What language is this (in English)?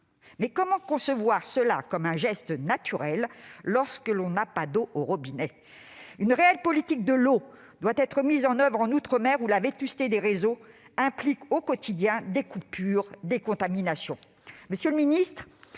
French